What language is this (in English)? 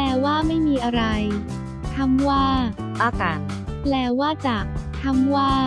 Thai